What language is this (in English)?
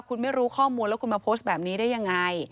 Thai